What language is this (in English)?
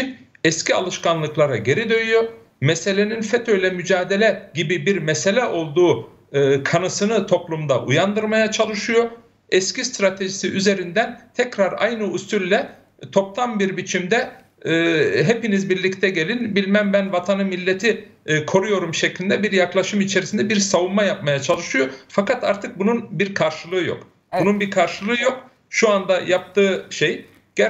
Turkish